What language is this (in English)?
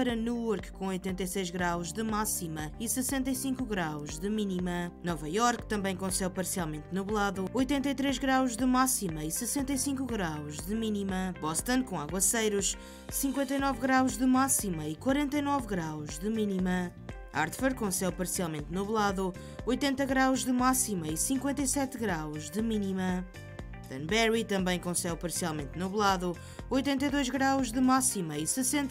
Portuguese